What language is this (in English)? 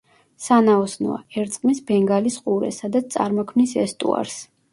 Georgian